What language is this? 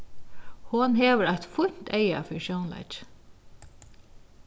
Faroese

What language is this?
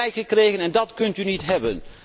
Dutch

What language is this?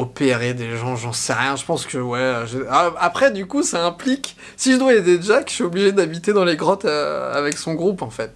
French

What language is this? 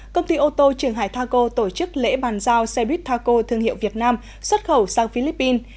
Vietnamese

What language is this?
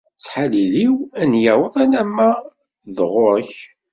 Kabyle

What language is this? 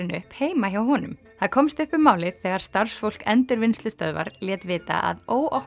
Icelandic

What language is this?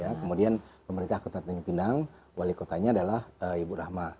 Indonesian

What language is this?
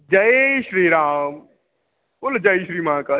Sanskrit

